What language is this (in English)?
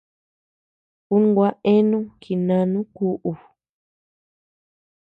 Tepeuxila Cuicatec